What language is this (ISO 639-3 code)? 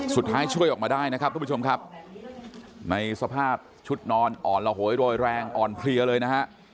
tha